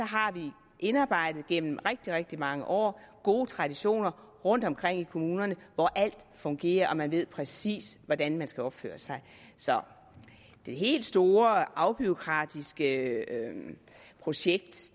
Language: Danish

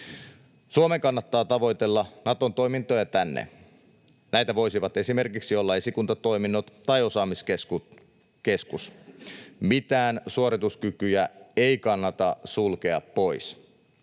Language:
Finnish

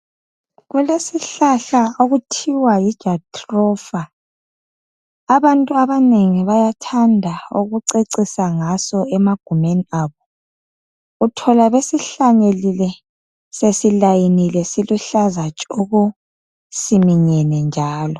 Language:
North Ndebele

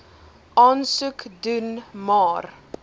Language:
Afrikaans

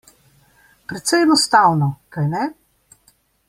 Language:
Slovenian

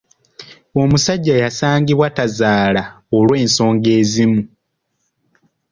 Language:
Ganda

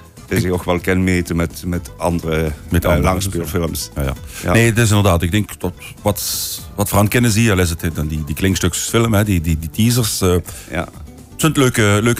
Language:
Dutch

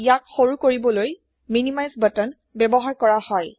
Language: Assamese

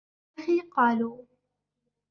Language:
Arabic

